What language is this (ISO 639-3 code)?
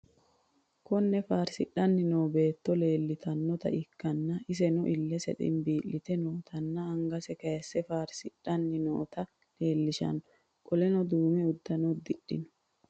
sid